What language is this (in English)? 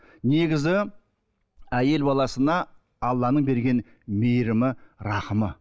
Kazakh